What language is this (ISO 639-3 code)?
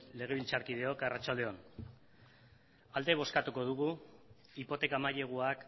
eus